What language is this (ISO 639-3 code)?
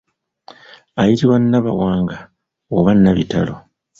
lug